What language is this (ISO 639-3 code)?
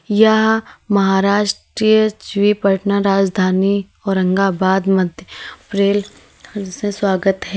hin